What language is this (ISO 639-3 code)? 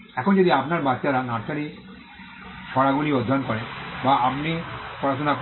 ben